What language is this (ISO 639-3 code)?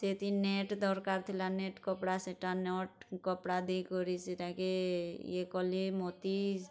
ori